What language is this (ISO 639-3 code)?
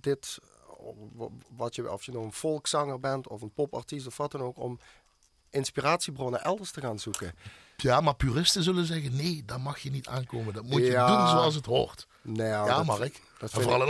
nld